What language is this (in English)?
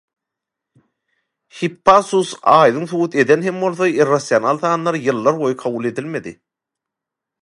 Turkmen